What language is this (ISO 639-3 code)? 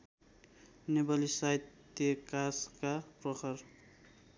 nep